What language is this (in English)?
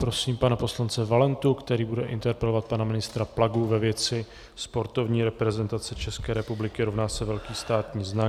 Czech